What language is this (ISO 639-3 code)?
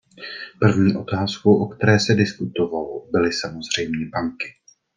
ces